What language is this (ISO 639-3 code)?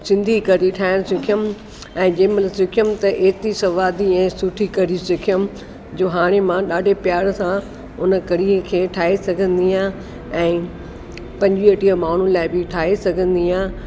snd